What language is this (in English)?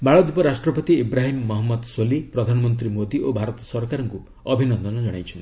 Odia